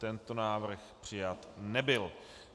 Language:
Czech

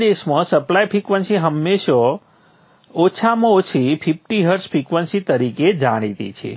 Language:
Gujarati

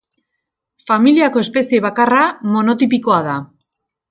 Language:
Basque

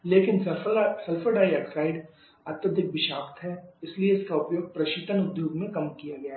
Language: Hindi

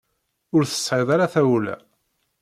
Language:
Kabyle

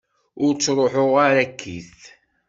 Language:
Kabyle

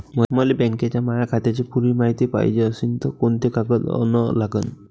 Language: Marathi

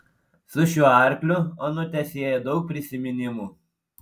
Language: Lithuanian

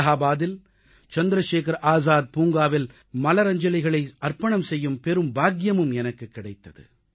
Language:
Tamil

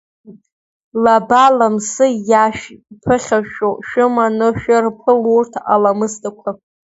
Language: Abkhazian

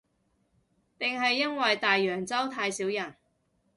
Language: Cantonese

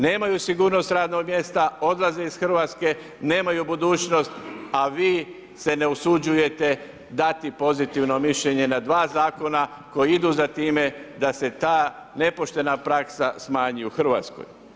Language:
Croatian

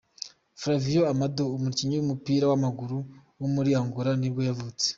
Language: Kinyarwanda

